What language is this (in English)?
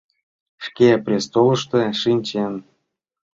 Mari